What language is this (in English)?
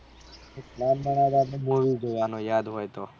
Gujarati